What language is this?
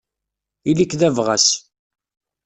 Kabyle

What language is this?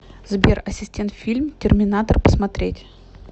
Russian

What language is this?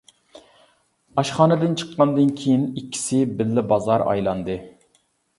Uyghur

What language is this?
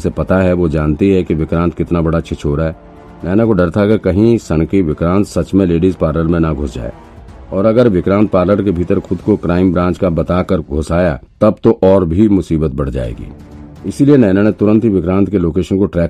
Hindi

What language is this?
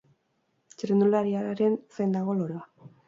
Basque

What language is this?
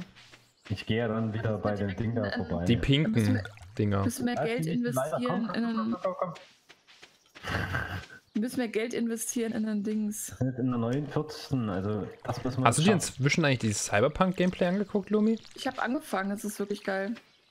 German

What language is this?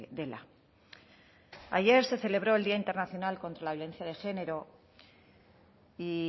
Spanish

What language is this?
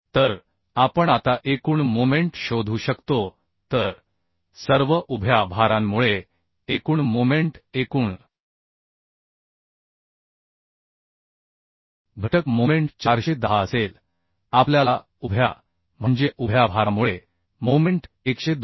Marathi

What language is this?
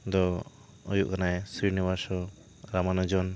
Santali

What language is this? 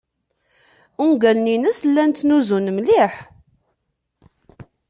Kabyle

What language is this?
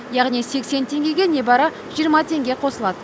Kazakh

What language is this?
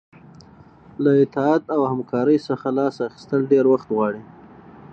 Pashto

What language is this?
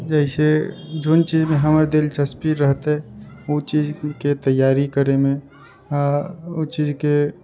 Maithili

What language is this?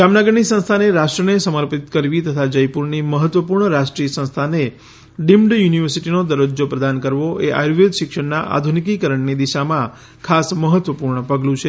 Gujarati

